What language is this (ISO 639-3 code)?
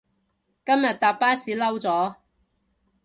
yue